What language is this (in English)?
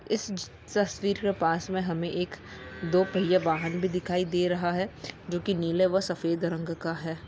Magahi